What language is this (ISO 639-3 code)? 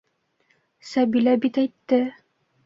bak